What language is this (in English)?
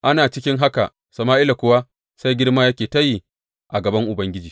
Hausa